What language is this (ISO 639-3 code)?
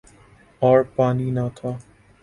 urd